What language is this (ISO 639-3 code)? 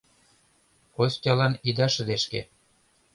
chm